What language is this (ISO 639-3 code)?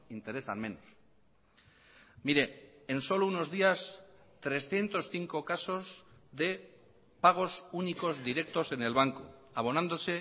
spa